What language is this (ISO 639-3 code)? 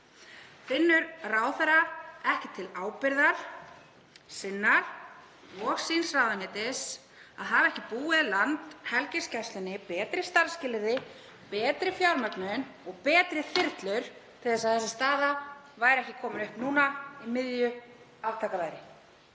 isl